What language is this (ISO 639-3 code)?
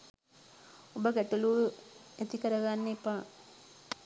sin